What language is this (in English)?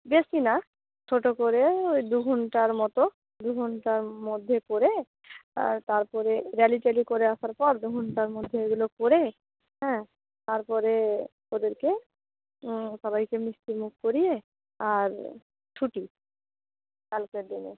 Bangla